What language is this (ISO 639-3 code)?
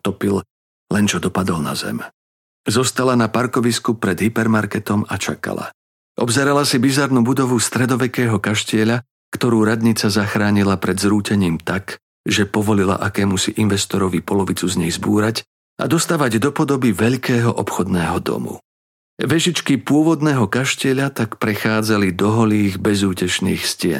slk